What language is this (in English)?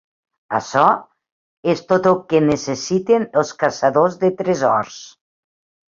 Catalan